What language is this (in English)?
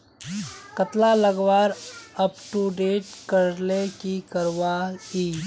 Magahi